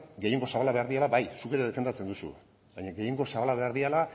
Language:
Basque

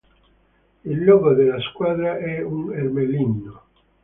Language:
Italian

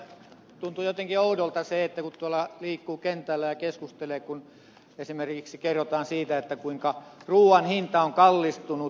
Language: Finnish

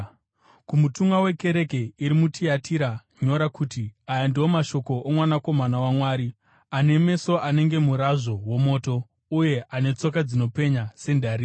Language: Shona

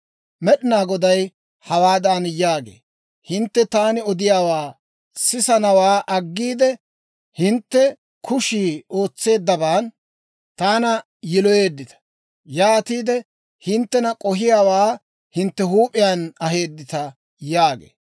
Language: Dawro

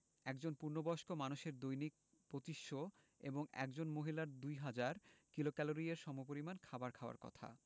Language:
Bangla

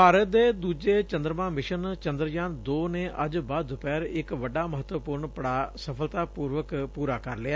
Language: Punjabi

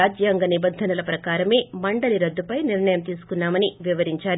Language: Telugu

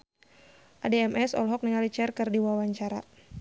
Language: Sundanese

